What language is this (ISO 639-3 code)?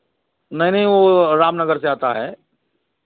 hin